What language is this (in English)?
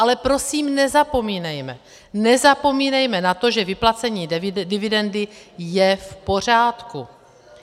Czech